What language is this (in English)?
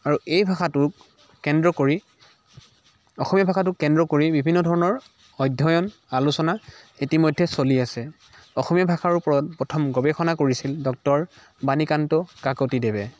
Assamese